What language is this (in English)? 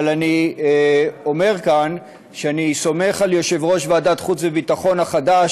Hebrew